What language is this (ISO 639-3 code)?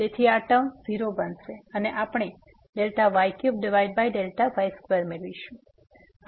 guj